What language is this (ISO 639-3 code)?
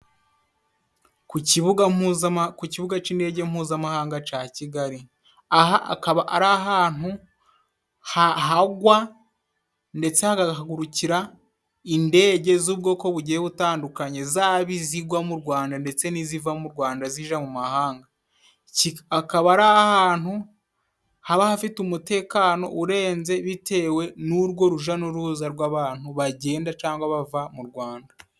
kin